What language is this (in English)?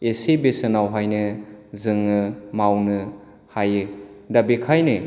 Bodo